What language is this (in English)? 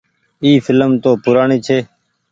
Goaria